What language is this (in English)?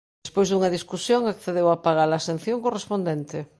Galician